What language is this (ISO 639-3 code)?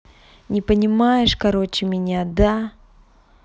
rus